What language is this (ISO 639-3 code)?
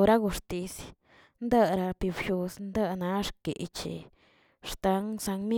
zts